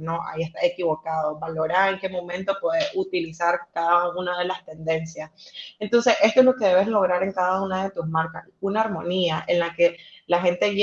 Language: Spanish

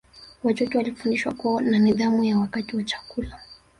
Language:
Swahili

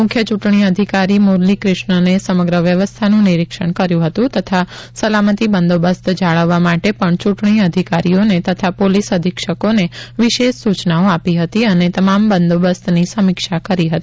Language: Gujarati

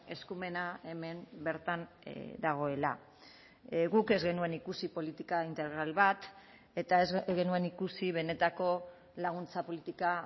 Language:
Basque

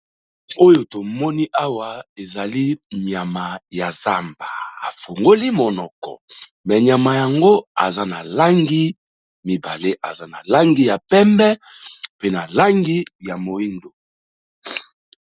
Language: Lingala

